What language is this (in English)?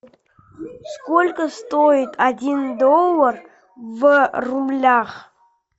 Russian